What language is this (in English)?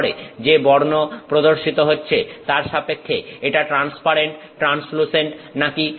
Bangla